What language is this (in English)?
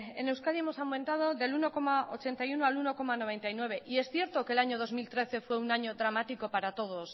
Spanish